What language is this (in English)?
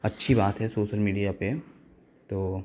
Hindi